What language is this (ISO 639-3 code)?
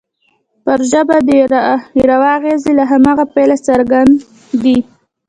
pus